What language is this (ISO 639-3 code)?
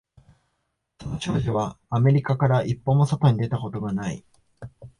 jpn